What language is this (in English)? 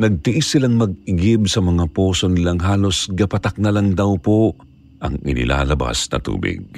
Filipino